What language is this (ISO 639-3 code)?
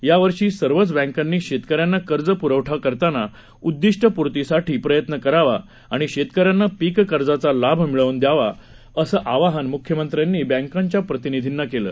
mar